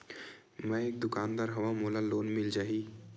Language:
Chhattisgarhi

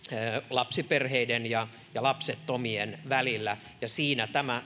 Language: Finnish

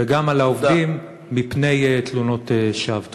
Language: Hebrew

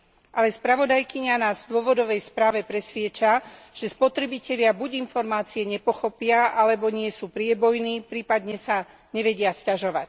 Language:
Slovak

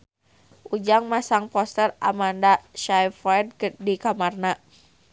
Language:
Sundanese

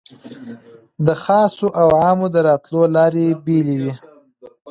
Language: Pashto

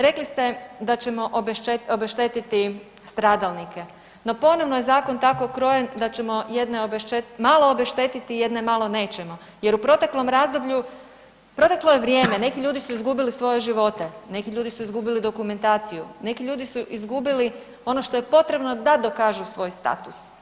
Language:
Croatian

